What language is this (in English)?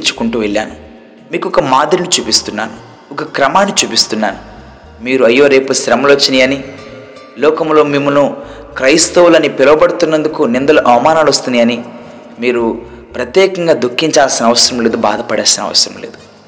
Telugu